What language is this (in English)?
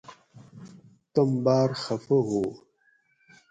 Gawri